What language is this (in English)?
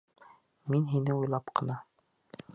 Bashkir